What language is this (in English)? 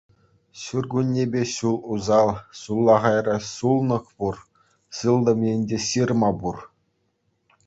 Chuvash